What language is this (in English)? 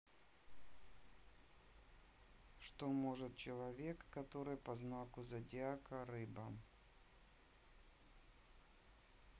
Russian